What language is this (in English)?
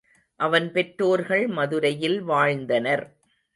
Tamil